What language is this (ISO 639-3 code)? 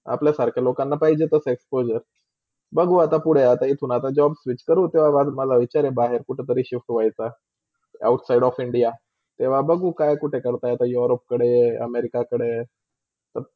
mar